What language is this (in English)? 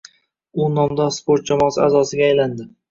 Uzbek